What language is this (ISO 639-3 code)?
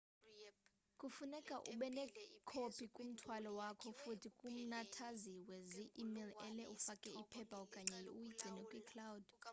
xho